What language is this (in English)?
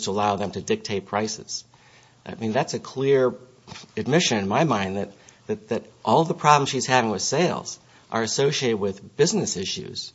English